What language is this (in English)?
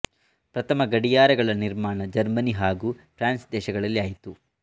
Kannada